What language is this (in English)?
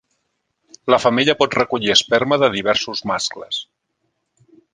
Catalan